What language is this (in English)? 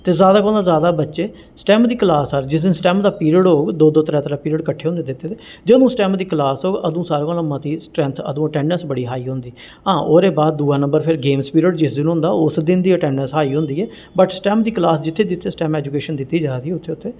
Dogri